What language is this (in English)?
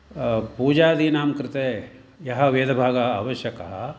Sanskrit